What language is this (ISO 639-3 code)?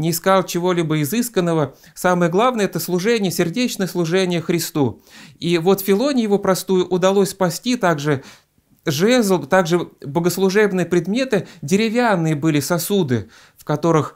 rus